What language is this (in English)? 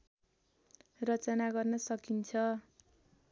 Nepali